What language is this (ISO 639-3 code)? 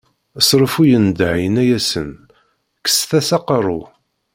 kab